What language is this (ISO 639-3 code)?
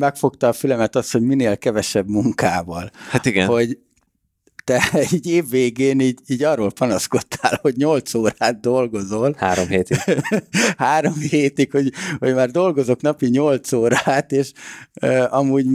hun